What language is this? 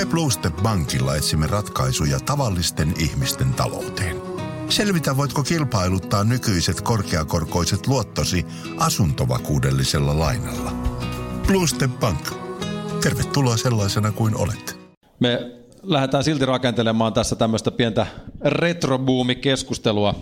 Finnish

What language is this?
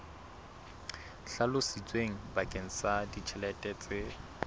Southern Sotho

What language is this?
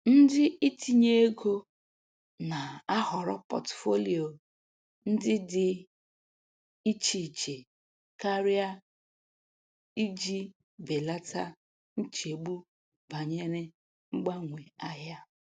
Igbo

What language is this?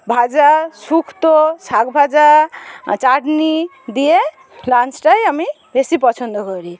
Bangla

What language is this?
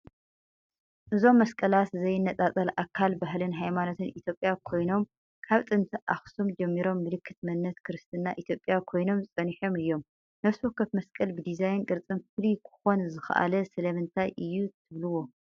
Tigrinya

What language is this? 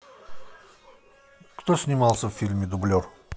Russian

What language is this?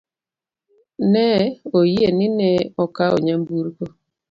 Luo (Kenya and Tanzania)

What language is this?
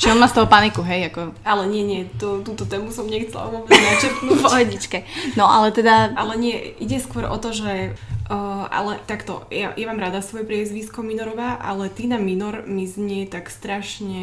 Slovak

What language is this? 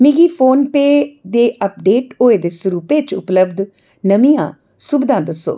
Dogri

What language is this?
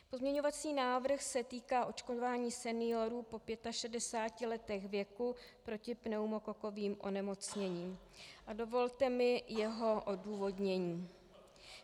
Czech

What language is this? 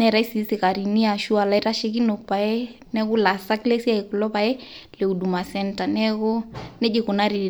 Masai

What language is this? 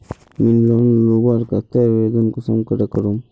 Magahi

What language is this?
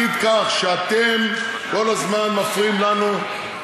Hebrew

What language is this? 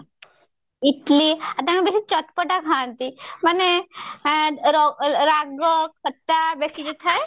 Odia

